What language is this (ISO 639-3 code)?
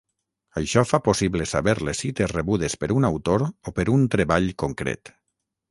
cat